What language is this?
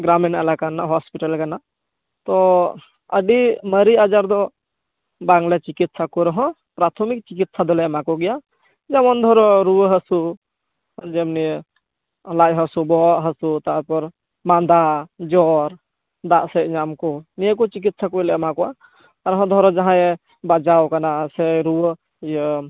Santali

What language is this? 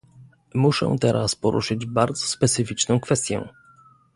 Polish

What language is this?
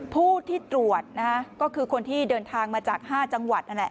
Thai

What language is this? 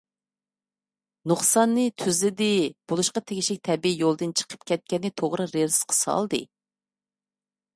Uyghur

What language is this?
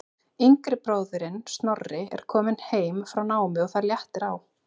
Icelandic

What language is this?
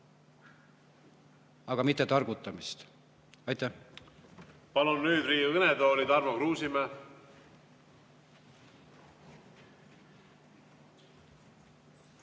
Estonian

